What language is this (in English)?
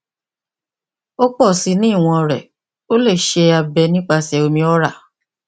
Yoruba